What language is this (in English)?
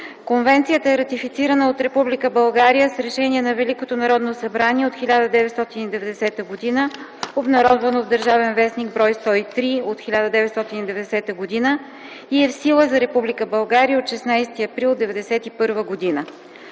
Bulgarian